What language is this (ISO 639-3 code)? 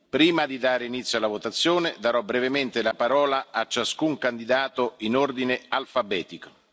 ita